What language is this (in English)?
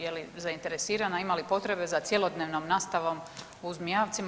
Croatian